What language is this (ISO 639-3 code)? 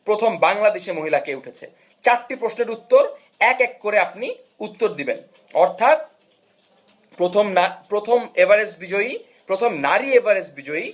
ben